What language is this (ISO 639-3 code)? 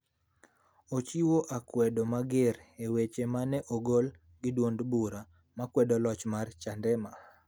luo